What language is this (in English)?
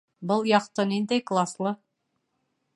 Bashkir